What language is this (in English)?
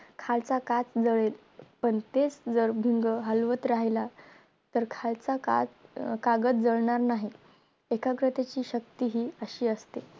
Marathi